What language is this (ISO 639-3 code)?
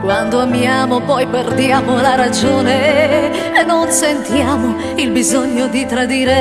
ron